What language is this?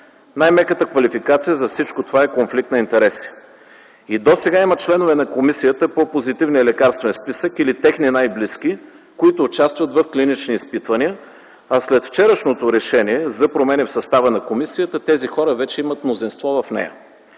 Bulgarian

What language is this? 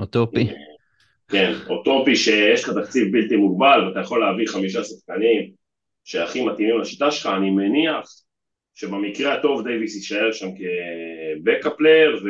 Hebrew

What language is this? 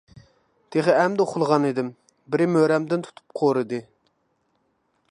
Uyghur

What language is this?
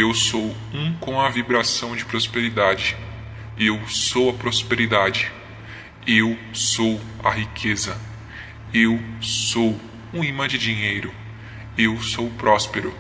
Portuguese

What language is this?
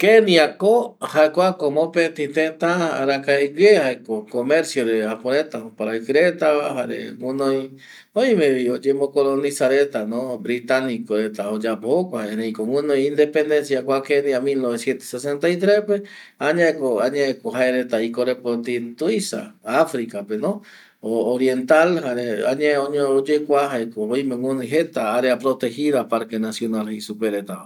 Eastern Bolivian Guaraní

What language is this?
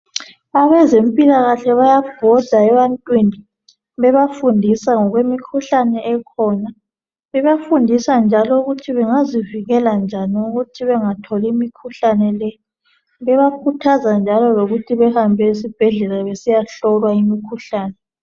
North Ndebele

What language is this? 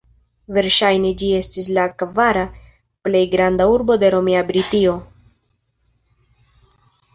Esperanto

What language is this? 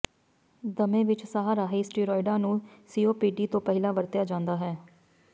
Punjabi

